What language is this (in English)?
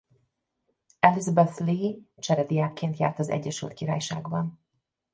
Hungarian